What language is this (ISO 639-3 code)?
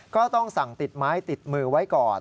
tha